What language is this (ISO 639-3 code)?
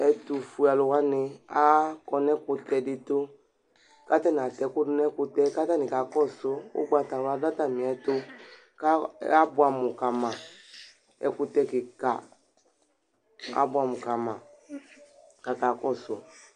kpo